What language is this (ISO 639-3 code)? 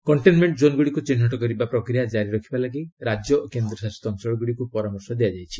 ori